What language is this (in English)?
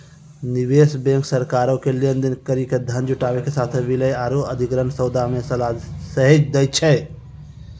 Maithili